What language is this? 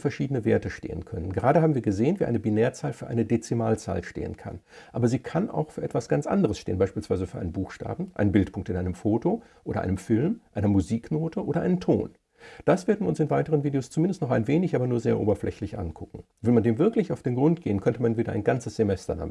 German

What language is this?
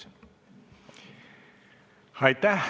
Estonian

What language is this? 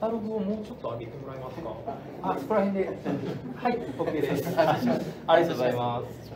Japanese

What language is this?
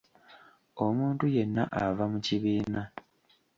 Ganda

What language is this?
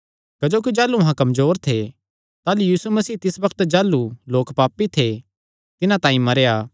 Kangri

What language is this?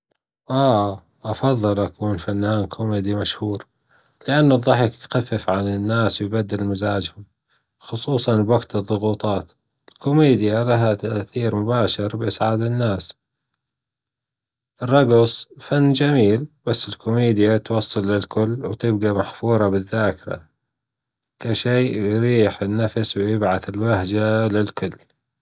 Gulf Arabic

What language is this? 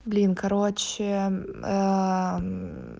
Russian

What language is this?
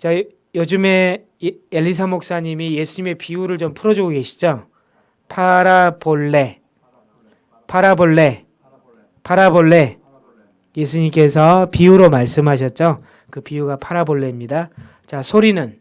Korean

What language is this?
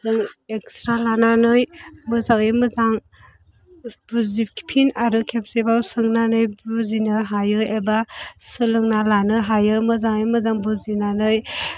Bodo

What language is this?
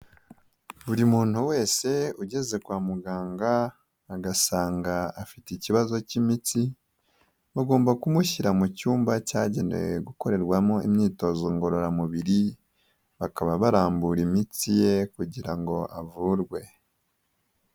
Kinyarwanda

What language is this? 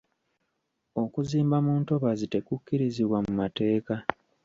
Ganda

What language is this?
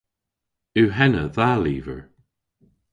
Cornish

